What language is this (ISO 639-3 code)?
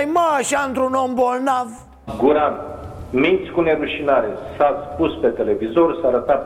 ron